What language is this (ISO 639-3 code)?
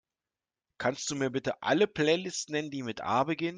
deu